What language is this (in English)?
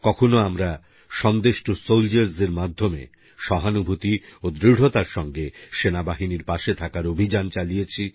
Bangla